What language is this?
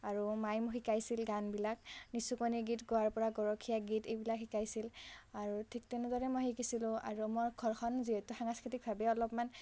Assamese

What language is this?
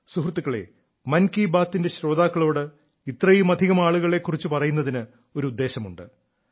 Malayalam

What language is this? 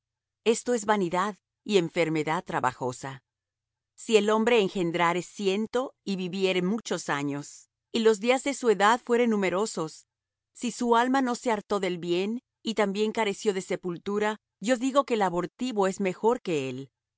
Spanish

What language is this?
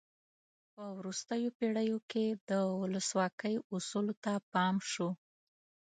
Pashto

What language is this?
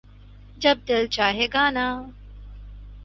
Urdu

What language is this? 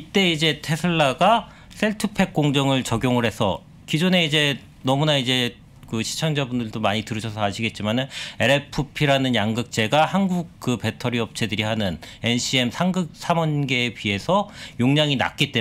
Korean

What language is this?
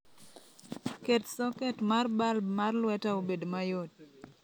Luo (Kenya and Tanzania)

